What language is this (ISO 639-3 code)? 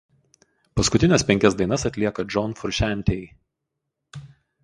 lit